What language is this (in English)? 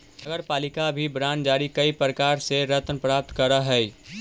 Magahi